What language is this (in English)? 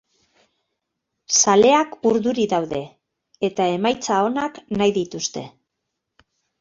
Basque